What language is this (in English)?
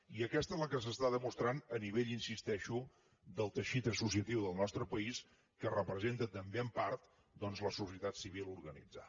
Catalan